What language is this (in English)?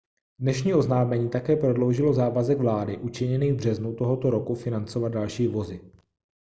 Czech